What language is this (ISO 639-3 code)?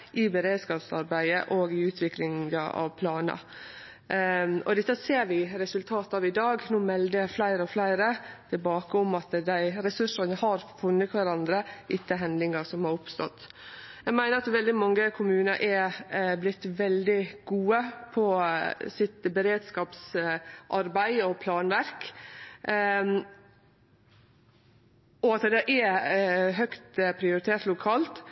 nno